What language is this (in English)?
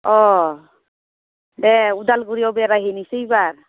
Bodo